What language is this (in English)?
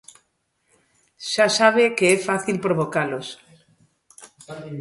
Galician